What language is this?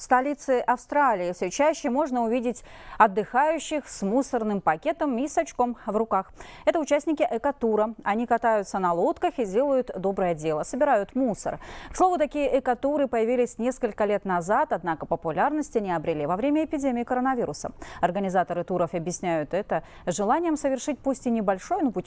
Russian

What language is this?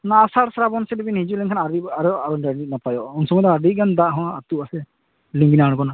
Santali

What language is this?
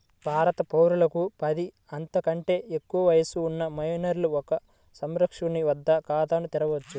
Telugu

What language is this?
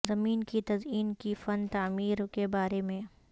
Urdu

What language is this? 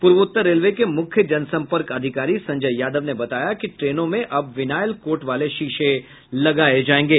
Hindi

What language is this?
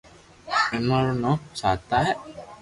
Loarki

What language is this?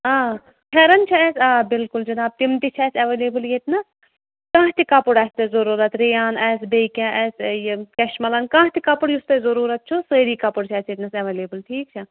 Kashmiri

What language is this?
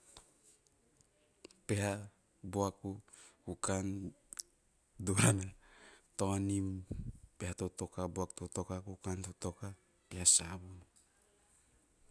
Teop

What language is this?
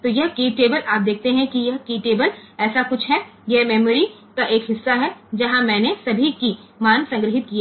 Hindi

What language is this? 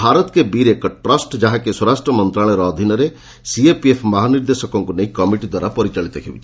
Odia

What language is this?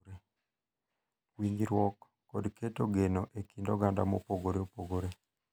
Luo (Kenya and Tanzania)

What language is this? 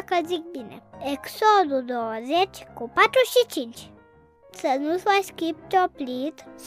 Romanian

